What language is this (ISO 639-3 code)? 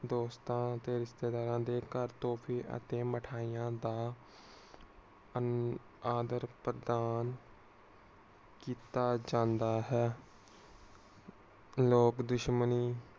pan